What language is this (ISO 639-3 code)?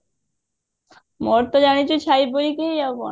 ori